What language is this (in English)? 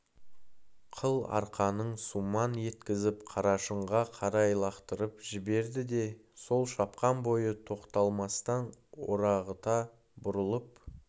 Kazakh